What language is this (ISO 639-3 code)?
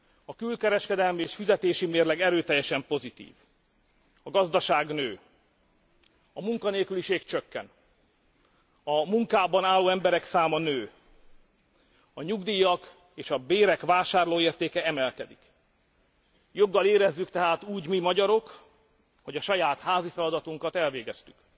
hun